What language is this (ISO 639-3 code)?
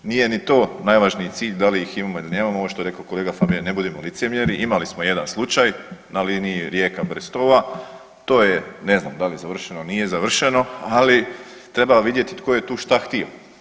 hrv